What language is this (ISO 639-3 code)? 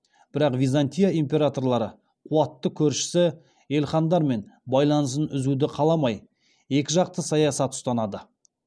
kaz